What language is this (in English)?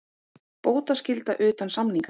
Icelandic